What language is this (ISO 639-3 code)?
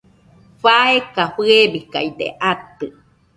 hux